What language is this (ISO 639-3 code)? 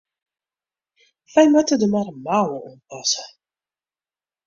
fry